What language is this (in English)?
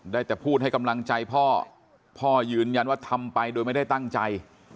Thai